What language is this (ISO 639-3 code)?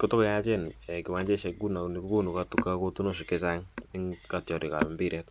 kln